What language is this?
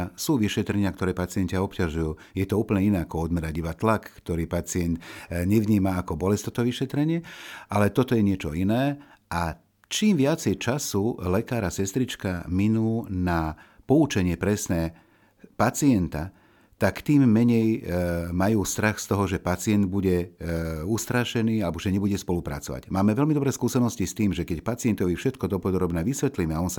Slovak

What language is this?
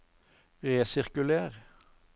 Norwegian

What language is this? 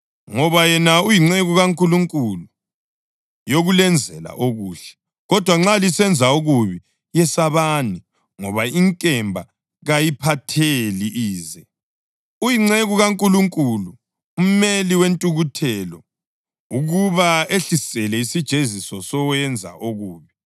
North Ndebele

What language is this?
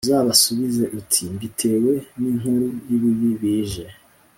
Kinyarwanda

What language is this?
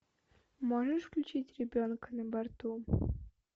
Russian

